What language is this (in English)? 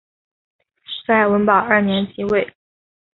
Chinese